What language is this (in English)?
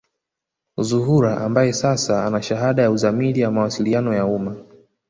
Swahili